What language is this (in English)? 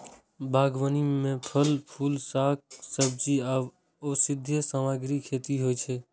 Maithili